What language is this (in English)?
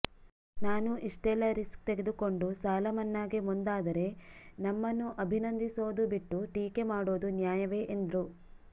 Kannada